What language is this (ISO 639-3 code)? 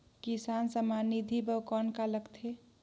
hne